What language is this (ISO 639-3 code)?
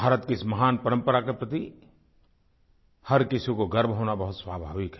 hin